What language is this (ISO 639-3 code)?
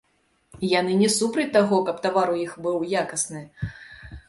bel